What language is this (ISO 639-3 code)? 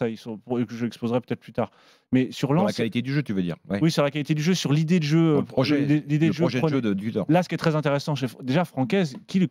fra